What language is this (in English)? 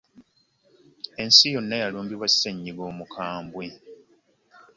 Ganda